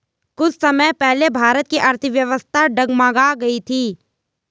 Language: Hindi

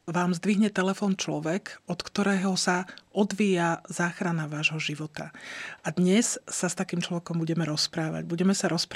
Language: Slovak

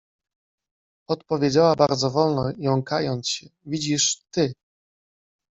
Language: Polish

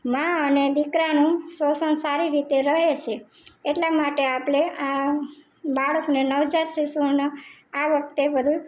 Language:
Gujarati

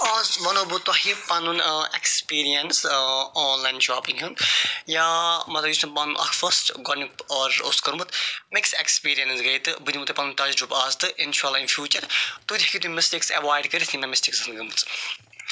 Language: Kashmiri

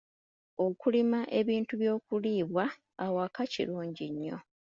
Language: Ganda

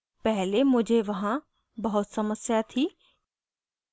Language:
Hindi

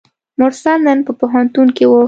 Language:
Pashto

